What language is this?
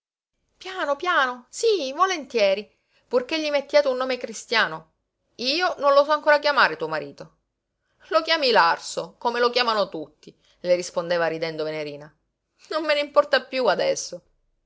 Italian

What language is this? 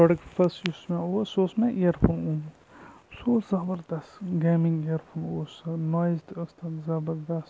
Kashmiri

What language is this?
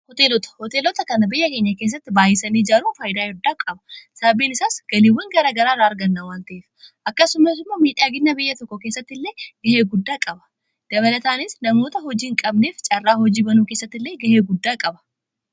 Oromo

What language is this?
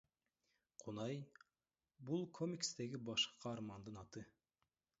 Kyrgyz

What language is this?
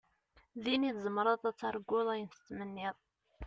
Kabyle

